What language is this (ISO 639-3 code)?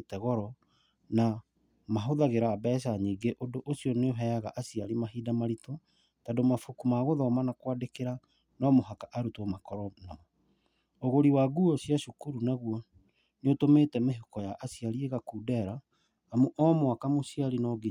kik